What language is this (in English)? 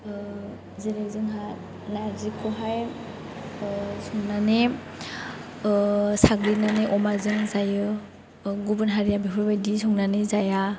Bodo